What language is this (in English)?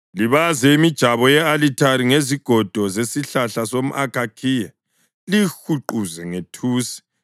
North Ndebele